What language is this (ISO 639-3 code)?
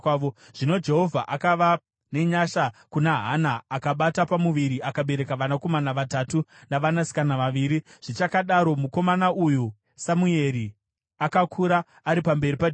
sna